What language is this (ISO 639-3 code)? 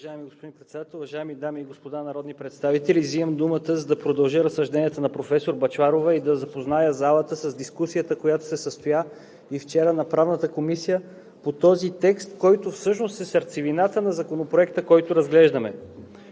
bul